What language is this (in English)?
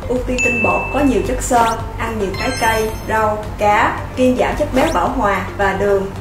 Vietnamese